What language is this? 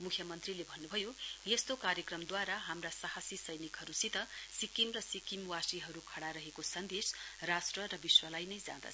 Nepali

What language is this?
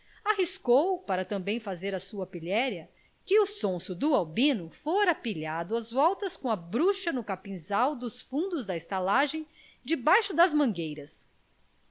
Portuguese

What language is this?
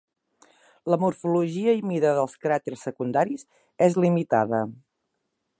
Catalan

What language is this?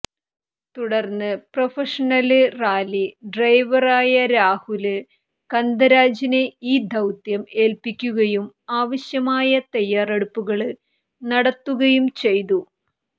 Malayalam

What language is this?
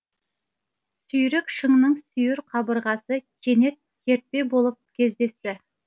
Kazakh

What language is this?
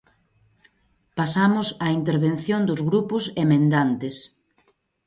Galician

